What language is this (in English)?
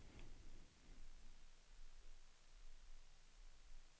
Swedish